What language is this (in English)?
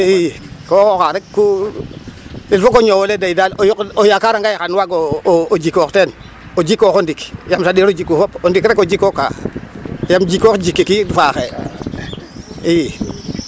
Serer